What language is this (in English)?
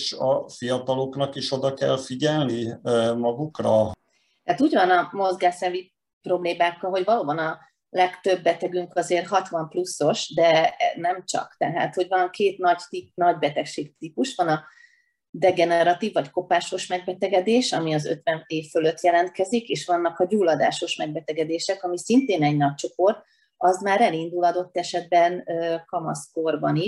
Hungarian